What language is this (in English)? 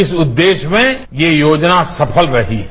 Hindi